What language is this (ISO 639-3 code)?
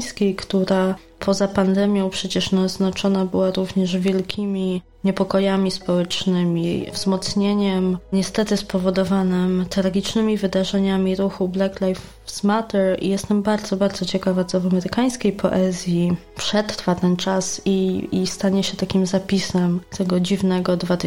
pol